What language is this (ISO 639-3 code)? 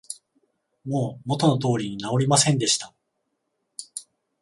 jpn